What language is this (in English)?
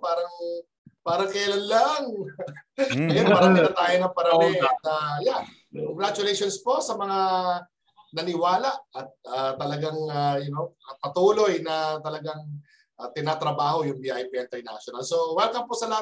Filipino